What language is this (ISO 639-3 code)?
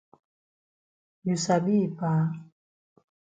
wes